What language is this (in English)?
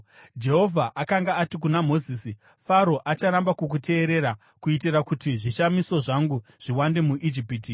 Shona